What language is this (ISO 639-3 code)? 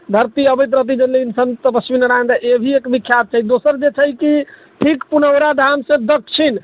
mai